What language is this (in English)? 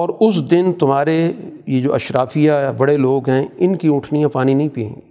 Urdu